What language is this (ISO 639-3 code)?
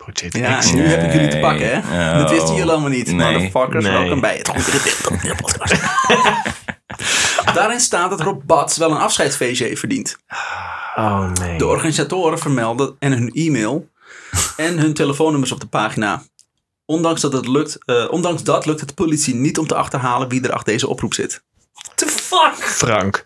nld